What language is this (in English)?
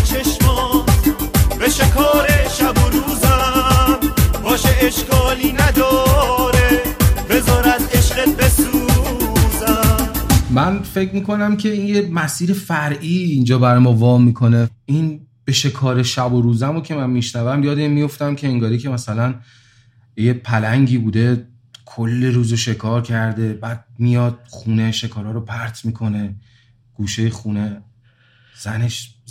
Persian